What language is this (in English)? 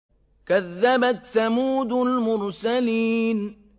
Arabic